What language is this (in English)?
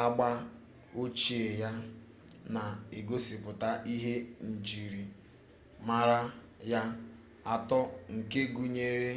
Igbo